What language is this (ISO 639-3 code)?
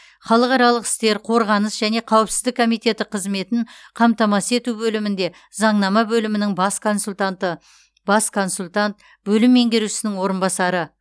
kaz